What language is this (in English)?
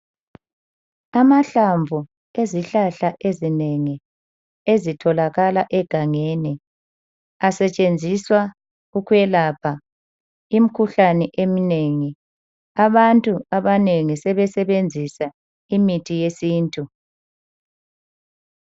North Ndebele